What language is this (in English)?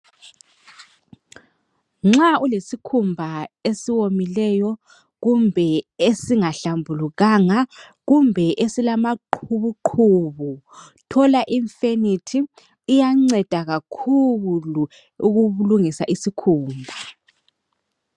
North Ndebele